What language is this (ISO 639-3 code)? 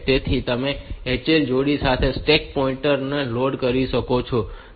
guj